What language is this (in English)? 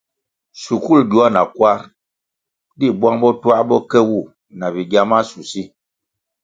Kwasio